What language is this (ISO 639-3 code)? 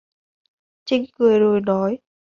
vie